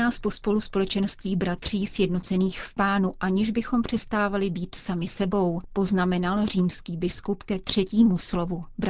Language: Czech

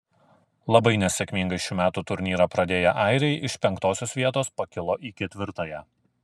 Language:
Lithuanian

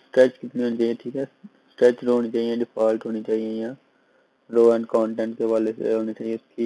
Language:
Hindi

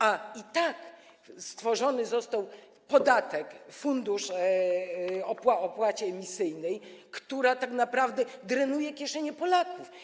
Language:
Polish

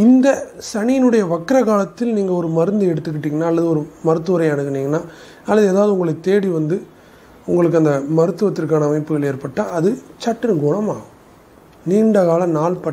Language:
Arabic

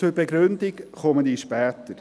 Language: Swiss German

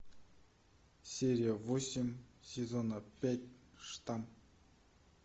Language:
Russian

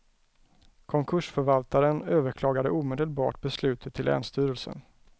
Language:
Swedish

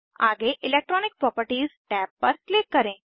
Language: Hindi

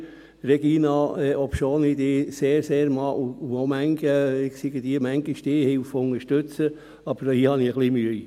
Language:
Swiss German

